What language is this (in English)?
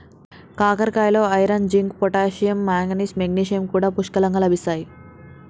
Telugu